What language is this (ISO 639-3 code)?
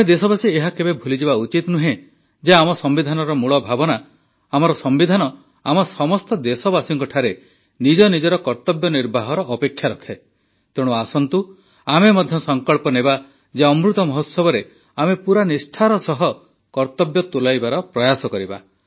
ori